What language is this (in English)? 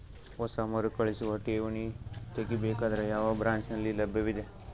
Kannada